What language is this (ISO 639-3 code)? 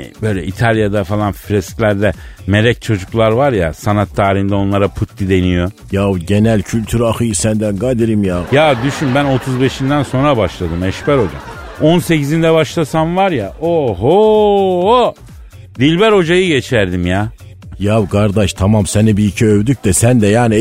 tur